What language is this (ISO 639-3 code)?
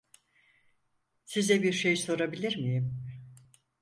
tur